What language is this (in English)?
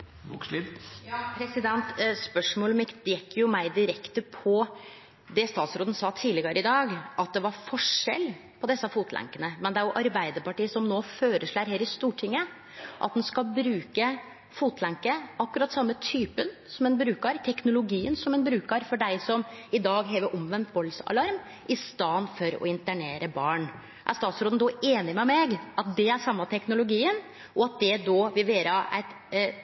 Norwegian Nynorsk